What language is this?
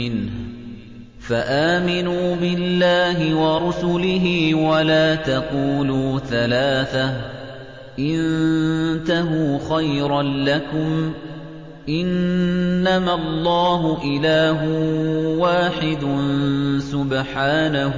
Arabic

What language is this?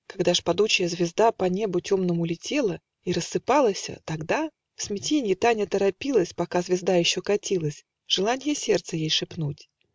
Russian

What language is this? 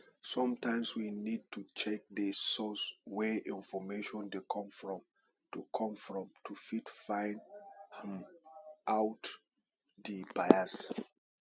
Nigerian Pidgin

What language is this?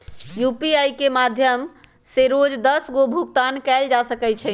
Magahi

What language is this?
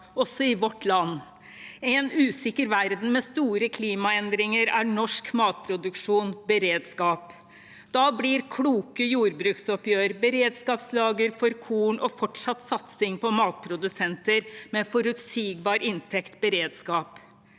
Norwegian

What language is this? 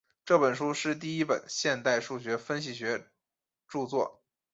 Chinese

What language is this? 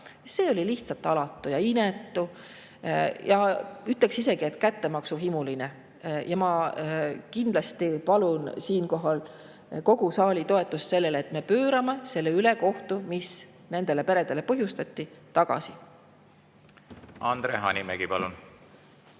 Estonian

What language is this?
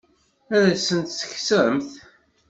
Kabyle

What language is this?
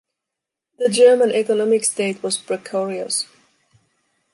English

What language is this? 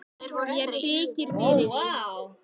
Icelandic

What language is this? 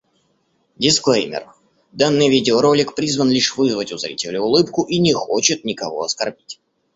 Russian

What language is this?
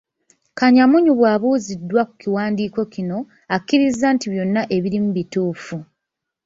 Ganda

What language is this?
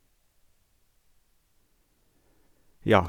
Norwegian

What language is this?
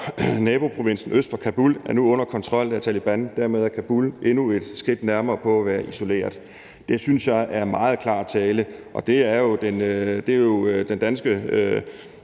Danish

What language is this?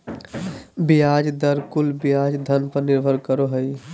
Magahi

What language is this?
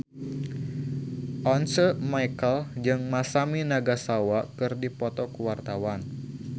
Sundanese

